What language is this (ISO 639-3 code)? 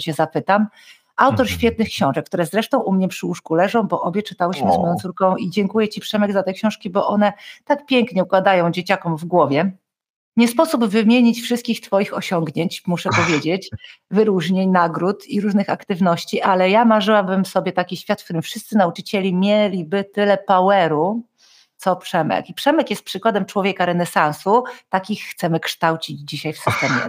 pol